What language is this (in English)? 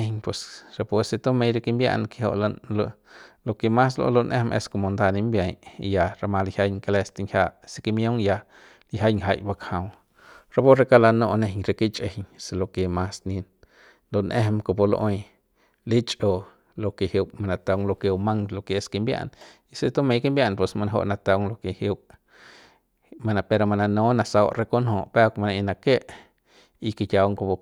Central Pame